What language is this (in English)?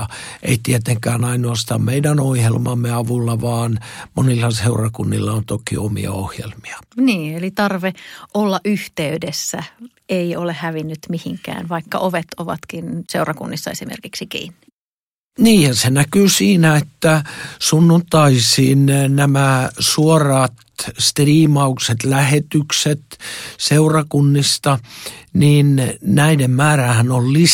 Finnish